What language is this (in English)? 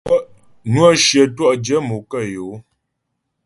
Ghomala